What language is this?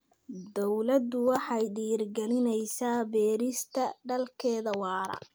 Somali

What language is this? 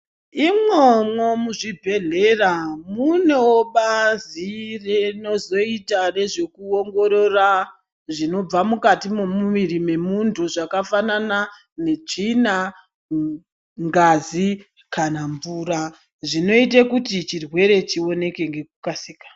Ndau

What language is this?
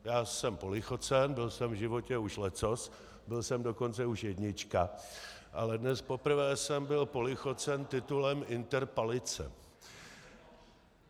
Czech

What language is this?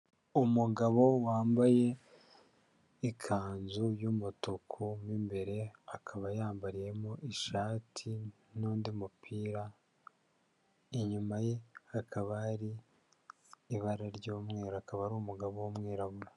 Kinyarwanda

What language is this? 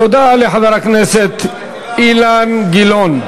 Hebrew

